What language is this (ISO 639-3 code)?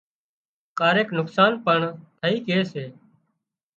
kxp